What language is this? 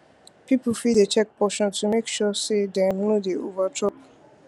Nigerian Pidgin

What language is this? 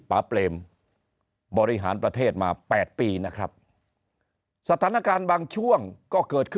Thai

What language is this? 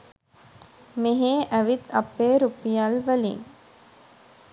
Sinhala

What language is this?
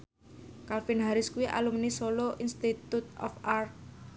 Javanese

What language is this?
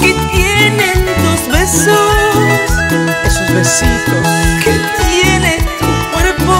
Spanish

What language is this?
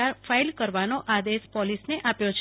Gujarati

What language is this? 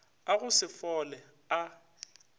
Northern Sotho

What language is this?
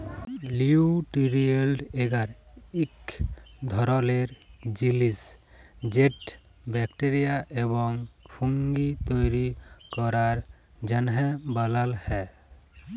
Bangla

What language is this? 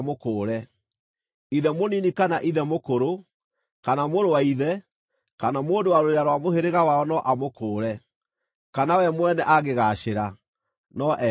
Kikuyu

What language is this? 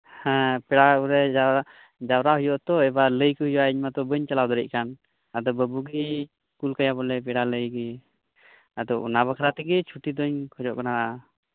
Santali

